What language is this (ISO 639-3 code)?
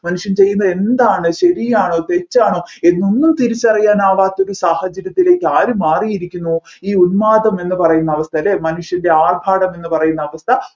mal